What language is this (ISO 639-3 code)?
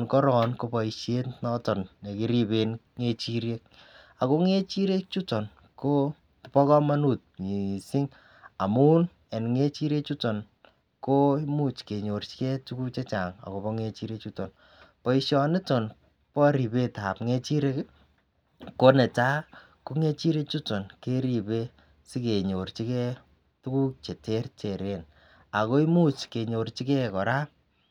kln